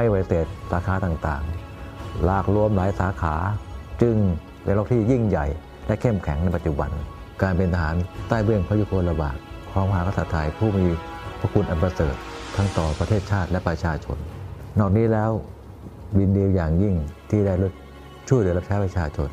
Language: Thai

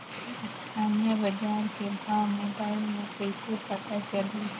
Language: Chhattisgarhi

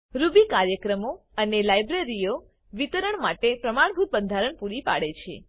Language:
Gujarati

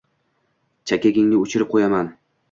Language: Uzbek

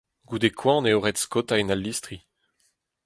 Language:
Breton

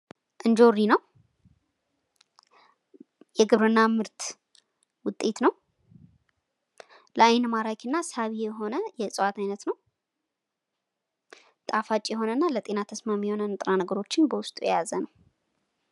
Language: Amharic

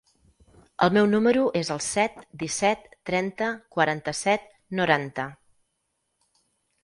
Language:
Catalan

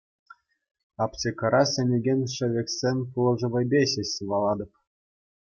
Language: Chuvash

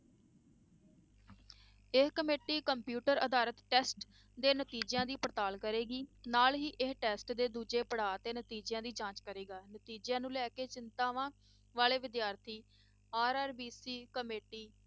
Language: Punjabi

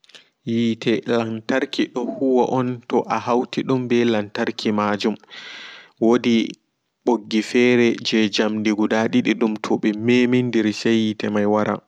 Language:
Fula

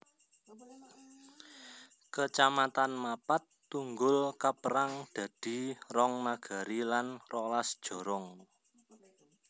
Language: Javanese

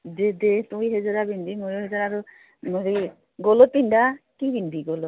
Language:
Assamese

